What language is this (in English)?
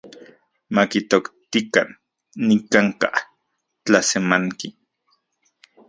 Central Puebla Nahuatl